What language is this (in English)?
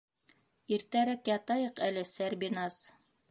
Bashkir